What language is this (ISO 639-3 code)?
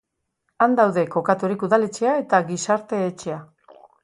eus